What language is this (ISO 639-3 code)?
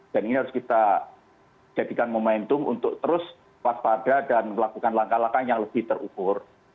ind